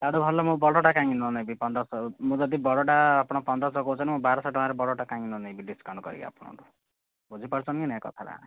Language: Odia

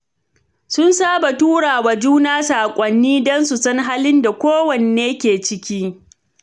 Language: Hausa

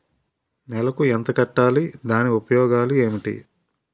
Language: Telugu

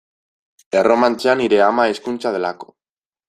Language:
Basque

